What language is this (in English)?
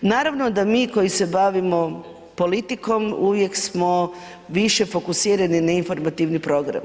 Croatian